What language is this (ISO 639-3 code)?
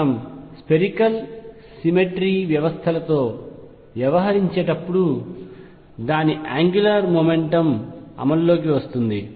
tel